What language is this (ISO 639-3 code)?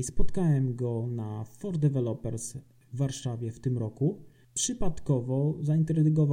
pol